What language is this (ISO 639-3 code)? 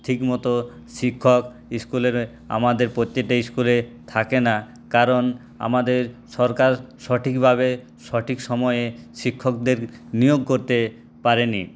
ben